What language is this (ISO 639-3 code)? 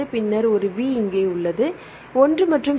tam